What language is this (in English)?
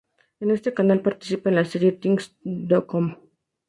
Spanish